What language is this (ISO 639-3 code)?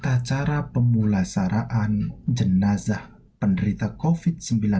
ind